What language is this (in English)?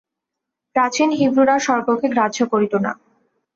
Bangla